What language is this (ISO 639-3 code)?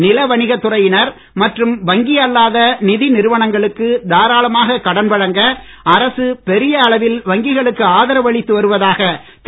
tam